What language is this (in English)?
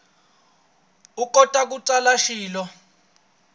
Tsonga